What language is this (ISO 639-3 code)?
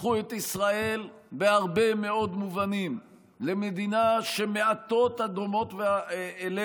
heb